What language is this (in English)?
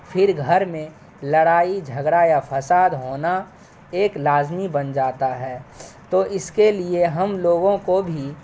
Urdu